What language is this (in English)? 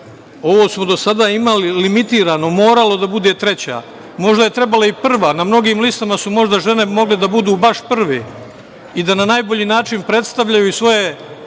Serbian